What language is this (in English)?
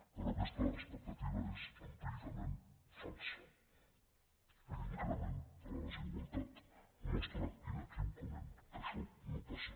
Catalan